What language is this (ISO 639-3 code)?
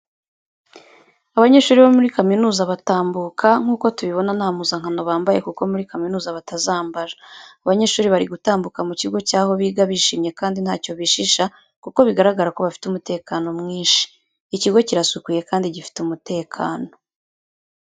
kin